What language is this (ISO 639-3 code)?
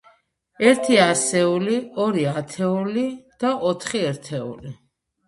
kat